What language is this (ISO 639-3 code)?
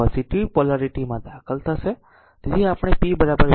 guj